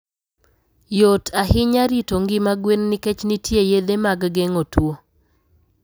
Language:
Luo (Kenya and Tanzania)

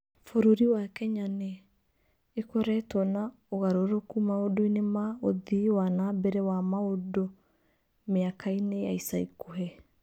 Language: Kikuyu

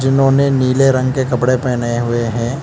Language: Hindi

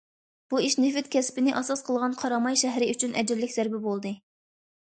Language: Uyghur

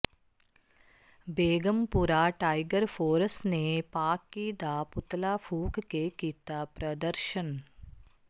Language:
Punjabi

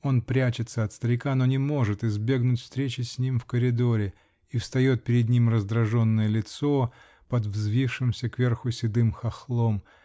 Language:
Russian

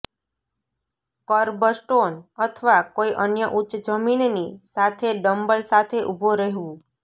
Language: Gujarati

